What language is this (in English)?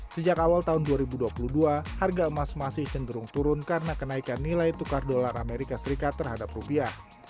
Indonesian